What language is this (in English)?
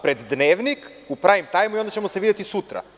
Serbian